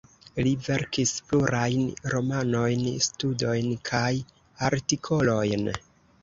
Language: Esperanto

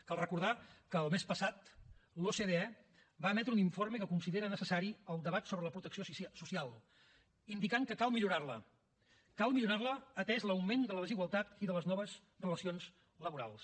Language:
Catalan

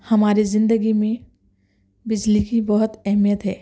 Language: Urdu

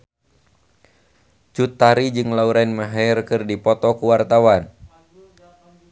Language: Sundanese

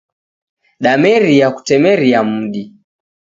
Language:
Taita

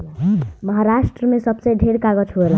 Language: Bhojpuri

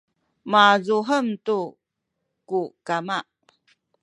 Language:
Sakizaya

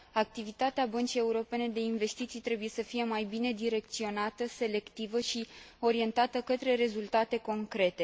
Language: Romanian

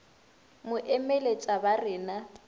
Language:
Northern Sotho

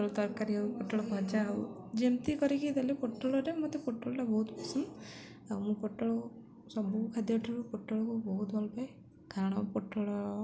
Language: Odia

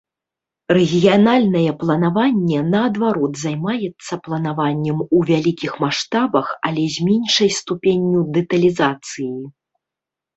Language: Belarusian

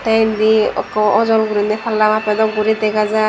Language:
Chakma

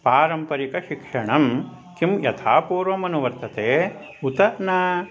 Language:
Sanskrit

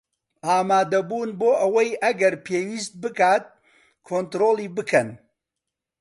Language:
Central Kurdish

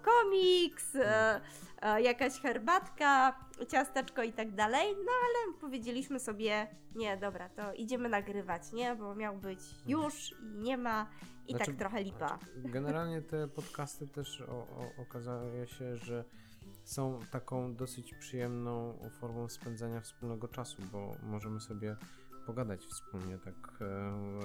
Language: Polish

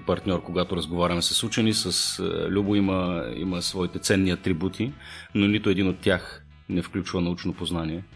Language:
Bulgarian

